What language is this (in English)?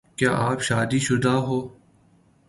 Urdu